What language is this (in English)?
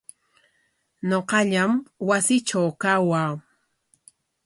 Corongo Ancash Quechua